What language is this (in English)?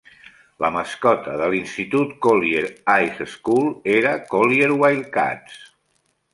Catalan